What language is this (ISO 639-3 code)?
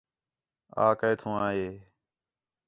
xhe